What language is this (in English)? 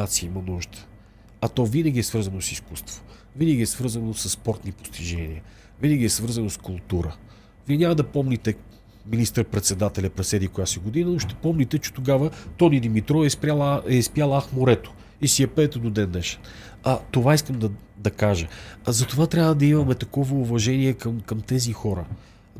Bulgarian